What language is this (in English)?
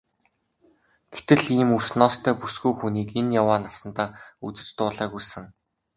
Mongolian